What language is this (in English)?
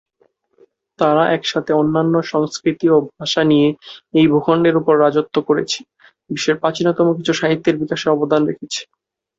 Bangla